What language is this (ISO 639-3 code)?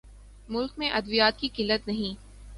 urd